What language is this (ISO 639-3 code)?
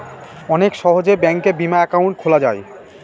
ben